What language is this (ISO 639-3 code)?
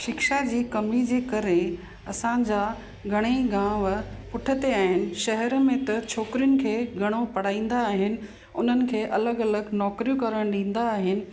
snd